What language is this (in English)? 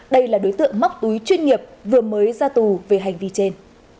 Vietnamese